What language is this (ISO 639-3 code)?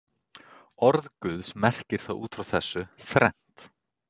isl